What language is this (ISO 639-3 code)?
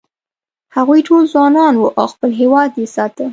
pus